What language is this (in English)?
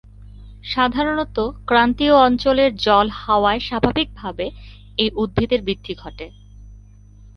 Bangla